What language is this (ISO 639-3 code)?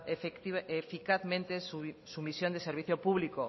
spa